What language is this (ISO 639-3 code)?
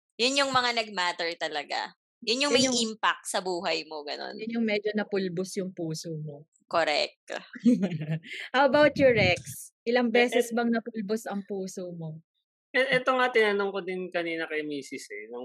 fil